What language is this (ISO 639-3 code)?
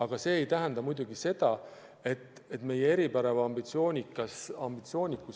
est